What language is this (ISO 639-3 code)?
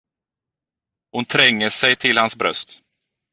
swe